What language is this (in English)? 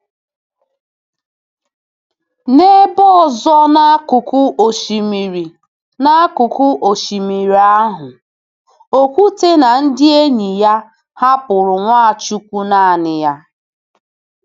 Igbo